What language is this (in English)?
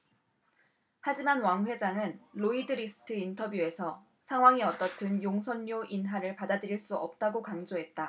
Korean